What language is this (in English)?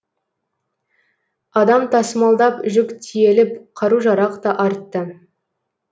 Kazakh